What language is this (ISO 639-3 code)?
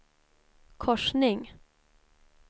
swe